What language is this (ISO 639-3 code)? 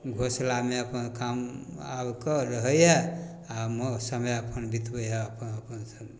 mai